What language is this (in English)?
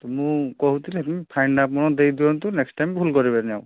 Odia